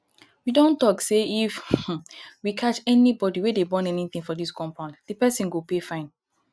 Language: Nigerian Pidgin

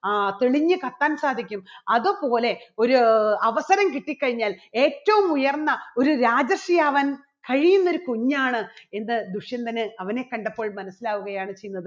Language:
Malayalam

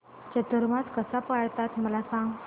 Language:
Marathi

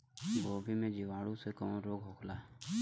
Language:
Bhojpuri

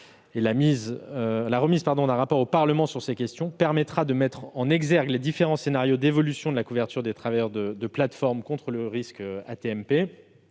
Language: French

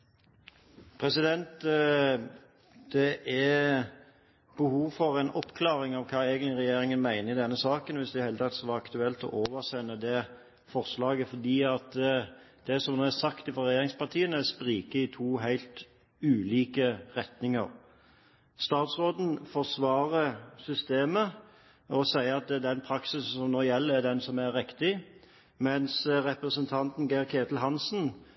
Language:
Norwegian Bokmål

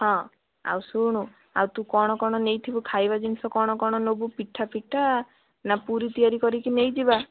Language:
Odia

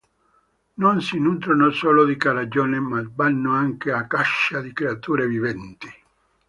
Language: Italian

